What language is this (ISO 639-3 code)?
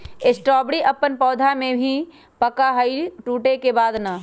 mag